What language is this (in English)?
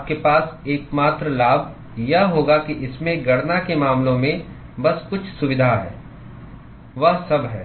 Hindi